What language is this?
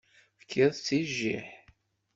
Kabyle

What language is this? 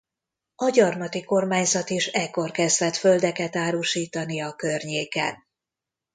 Hungarian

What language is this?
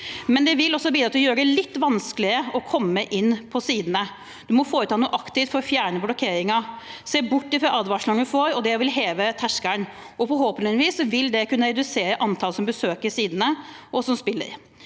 Norwegian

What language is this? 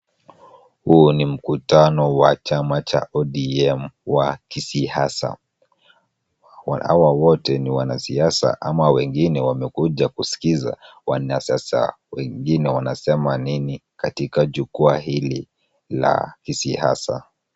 Swahili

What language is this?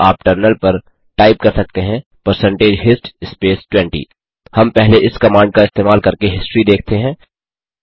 Hindi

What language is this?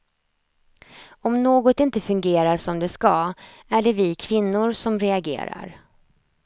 Swedish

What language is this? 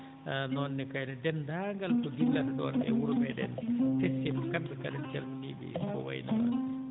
Fula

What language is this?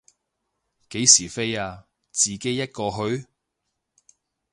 Cantonese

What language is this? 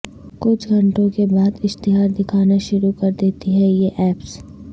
Urdu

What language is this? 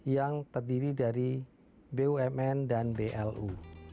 Indonesian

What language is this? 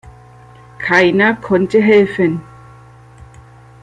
German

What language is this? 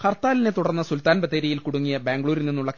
Malayalam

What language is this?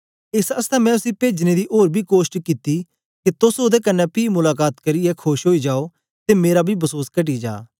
Dogri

